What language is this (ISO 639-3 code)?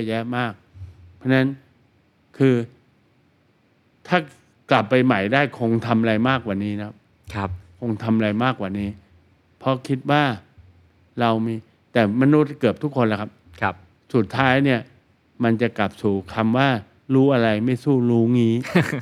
tha